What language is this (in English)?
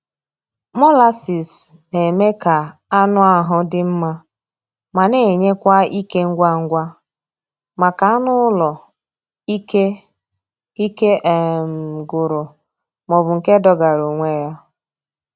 Igbo